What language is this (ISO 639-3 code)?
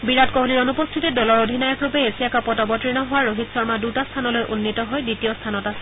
asm